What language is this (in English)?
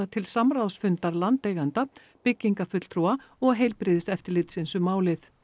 Icelandic